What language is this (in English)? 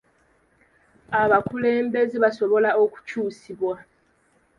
Ganda